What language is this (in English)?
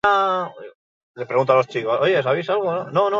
Basque